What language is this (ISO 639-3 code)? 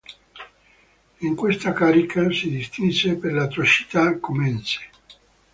ita